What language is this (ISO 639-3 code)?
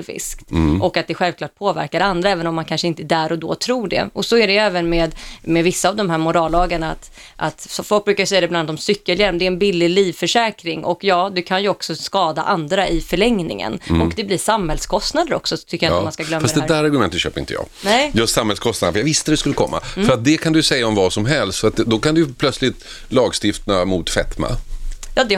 swe